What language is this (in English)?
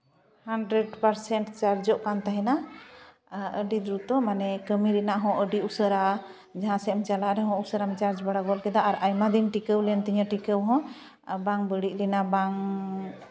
Santali